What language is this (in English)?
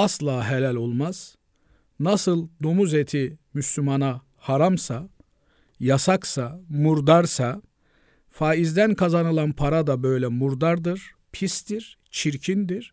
Turkish